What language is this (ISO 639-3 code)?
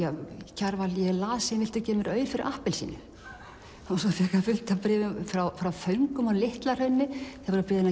isl